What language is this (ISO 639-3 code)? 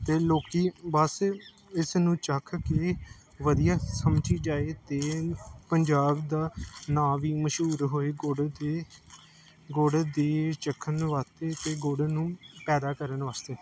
pan